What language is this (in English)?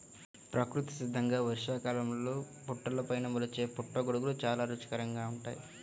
Telugu